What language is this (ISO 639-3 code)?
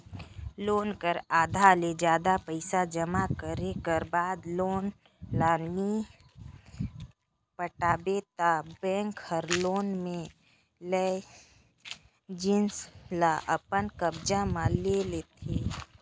hne